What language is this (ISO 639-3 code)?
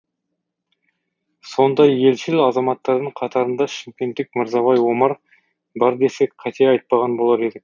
kaz